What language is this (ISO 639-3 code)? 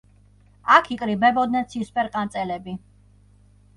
kat